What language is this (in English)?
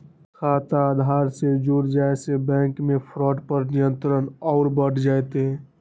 Magahi